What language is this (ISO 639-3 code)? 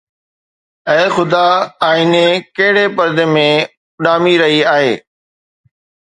snd